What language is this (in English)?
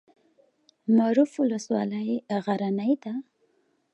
Pashto